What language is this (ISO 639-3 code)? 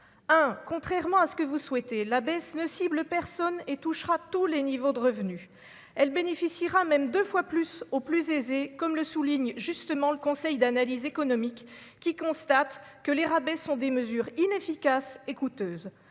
fra